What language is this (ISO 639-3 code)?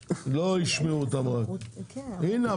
heb